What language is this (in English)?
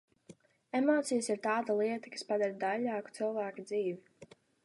Latvian